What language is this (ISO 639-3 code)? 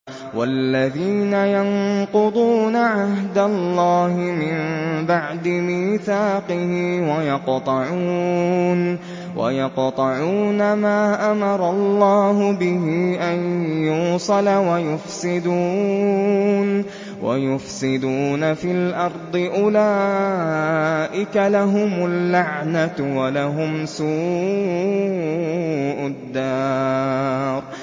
ara